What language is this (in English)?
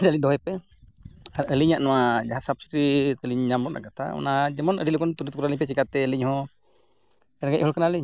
Santali